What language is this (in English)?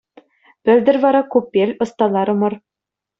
Chuvash